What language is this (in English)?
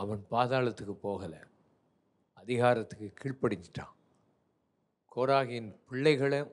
Tamil